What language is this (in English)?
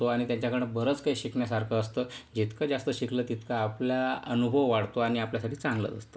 Marathi